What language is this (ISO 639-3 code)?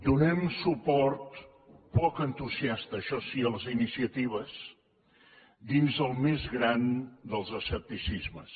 cat